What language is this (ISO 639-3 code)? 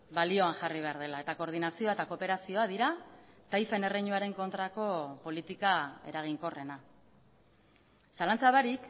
eus